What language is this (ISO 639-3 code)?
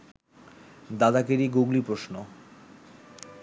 ben